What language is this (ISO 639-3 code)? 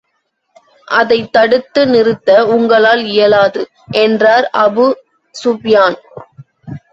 tam